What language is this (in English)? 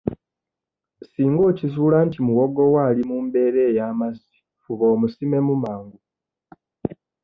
Ganda